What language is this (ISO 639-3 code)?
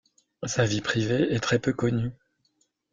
fra